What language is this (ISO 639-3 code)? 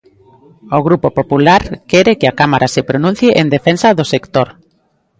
glg